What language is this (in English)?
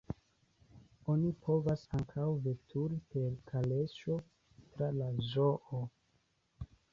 Esperanto